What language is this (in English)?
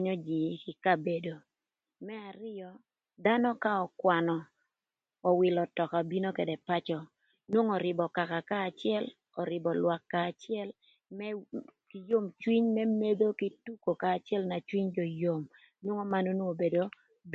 Thur